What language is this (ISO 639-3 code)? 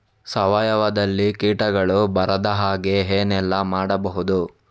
kan